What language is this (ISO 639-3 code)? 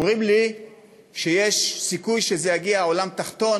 heb